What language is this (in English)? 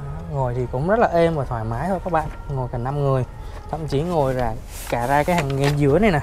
Vietnamese